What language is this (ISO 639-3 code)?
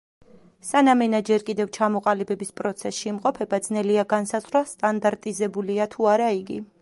kat